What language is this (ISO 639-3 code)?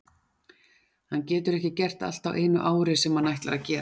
isl